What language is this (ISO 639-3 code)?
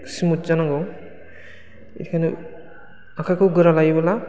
brx